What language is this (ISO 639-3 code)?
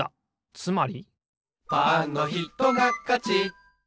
jpn